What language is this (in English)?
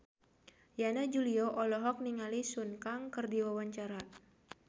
Sundanese